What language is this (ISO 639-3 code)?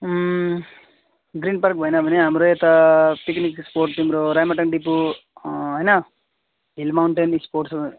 nep